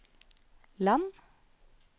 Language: Norwegian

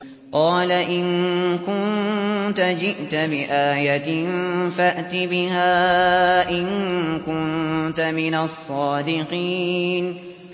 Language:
Arabic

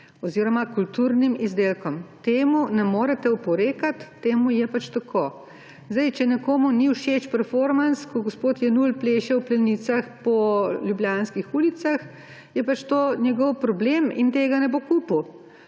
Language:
Slovenian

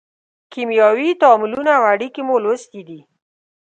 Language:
Pashto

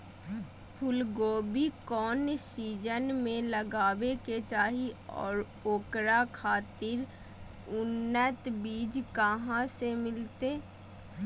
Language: Magahi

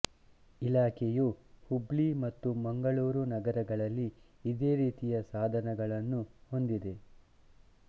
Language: Kannada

